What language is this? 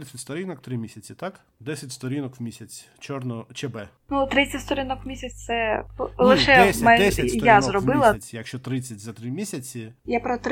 Ukrainian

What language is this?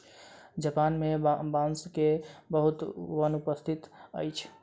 Maithili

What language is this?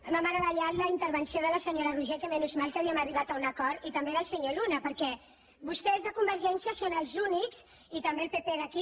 Catalan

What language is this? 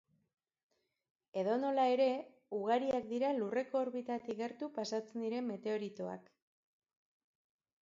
Basque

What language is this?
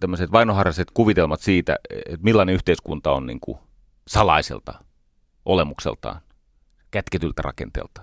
Finnish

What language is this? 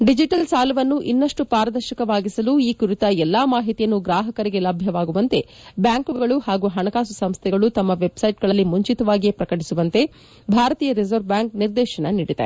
Kannada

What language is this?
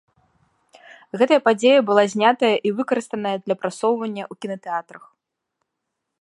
Belarusian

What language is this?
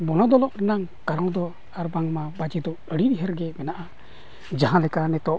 Santali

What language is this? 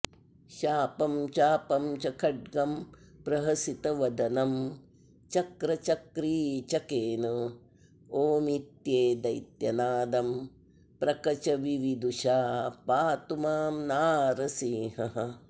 Sanskrit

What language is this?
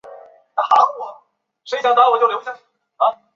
Chinese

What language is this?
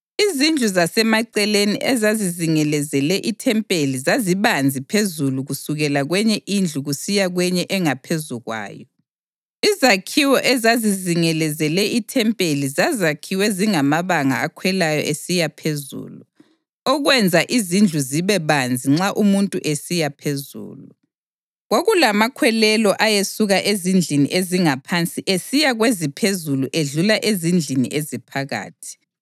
North Ndebele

